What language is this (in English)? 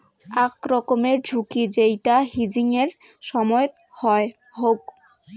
Bangla